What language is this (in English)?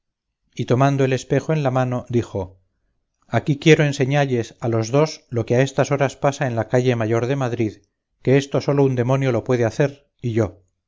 Spanish